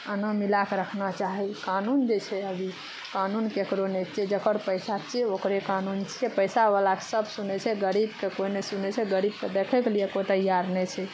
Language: Maithili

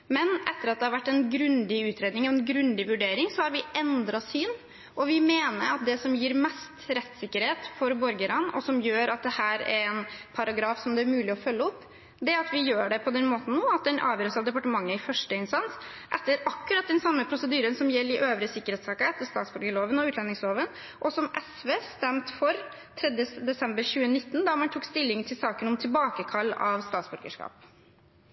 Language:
Norwegian Bokmål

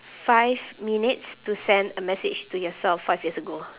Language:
English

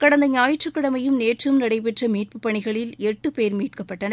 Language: Tamil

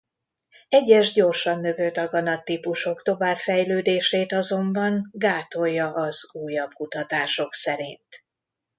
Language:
Hungarian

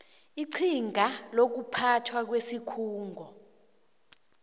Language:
South Ndebele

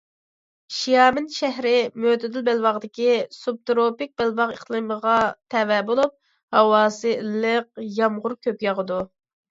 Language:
Uyghur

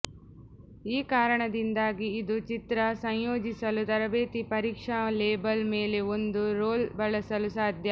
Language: Kannada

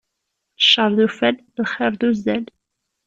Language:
Kabyle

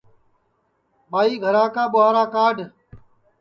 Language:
Sansi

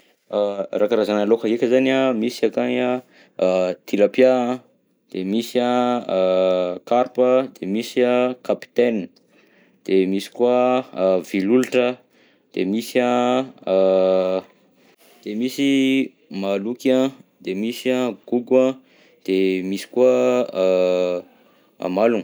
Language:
Southern Betsimisaraka Malagasy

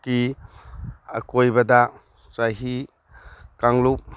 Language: Manipuri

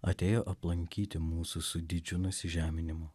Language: Lithuanian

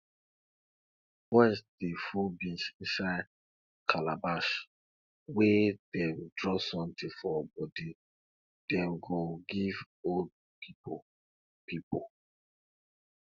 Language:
Nigerian Pidgin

